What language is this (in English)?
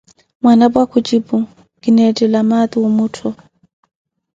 Koti